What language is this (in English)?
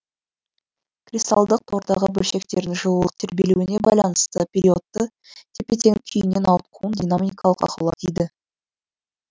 Kazakh